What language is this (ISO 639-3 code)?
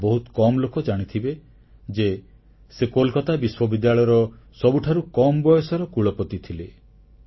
ori